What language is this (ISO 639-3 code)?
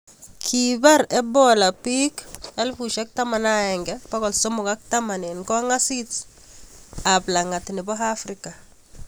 kln